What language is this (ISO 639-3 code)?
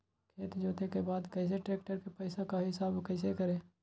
mag